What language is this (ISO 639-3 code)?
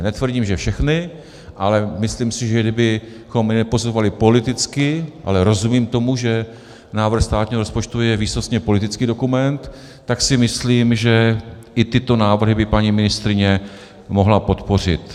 ces